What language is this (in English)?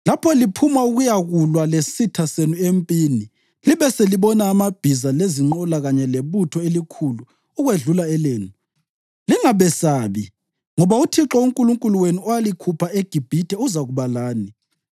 North Ndebele